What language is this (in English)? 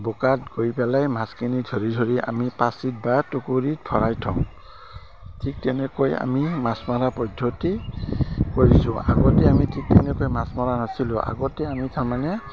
Assamese